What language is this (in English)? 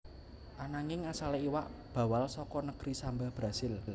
Javanese